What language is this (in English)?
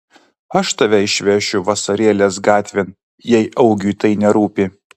Lithuanian